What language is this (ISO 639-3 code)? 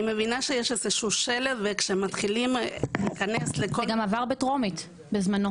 heb